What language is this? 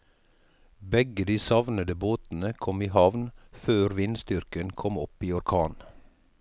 Norwegian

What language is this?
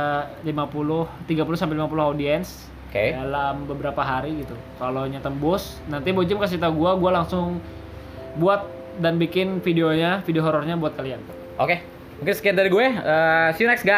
Indonesian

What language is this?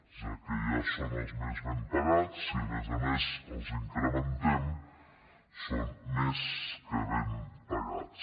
Catalan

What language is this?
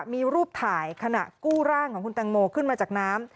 Thai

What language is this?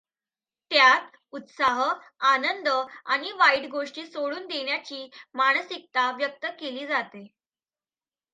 Marathi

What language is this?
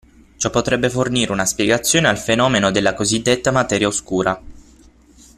Italian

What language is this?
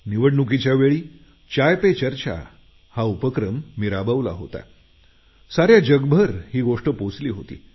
Marathi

